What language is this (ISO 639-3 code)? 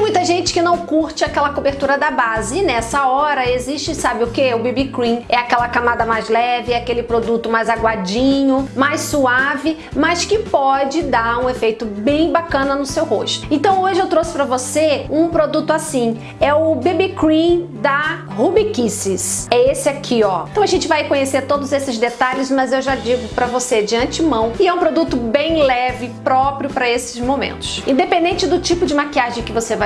por